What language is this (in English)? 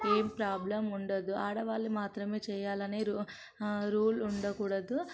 Telugu